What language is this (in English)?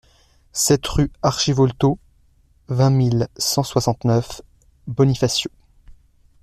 French